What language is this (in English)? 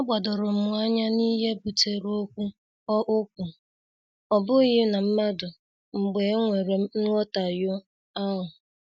Igbo